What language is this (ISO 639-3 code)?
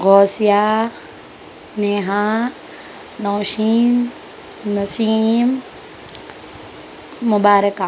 urd